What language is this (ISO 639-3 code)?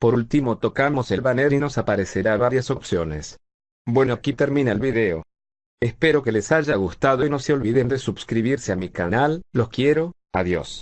spa